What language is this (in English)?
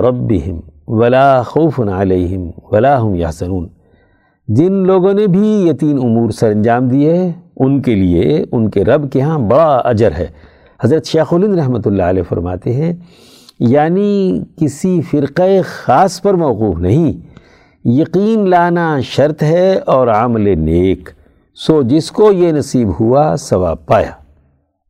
Urdu